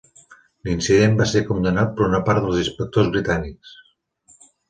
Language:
Catalan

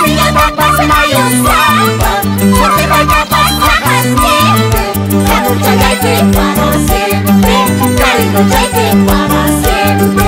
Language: Thai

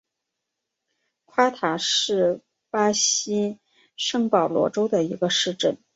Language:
Chinese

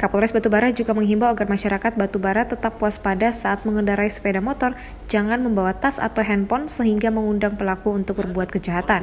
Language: Indonesian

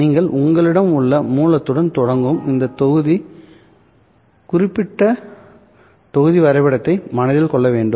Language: Tamil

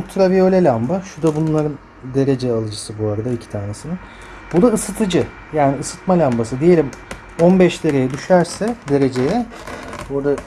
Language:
Turkish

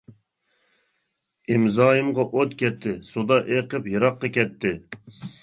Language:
Uyghur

